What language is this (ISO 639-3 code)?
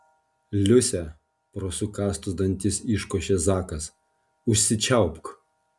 lit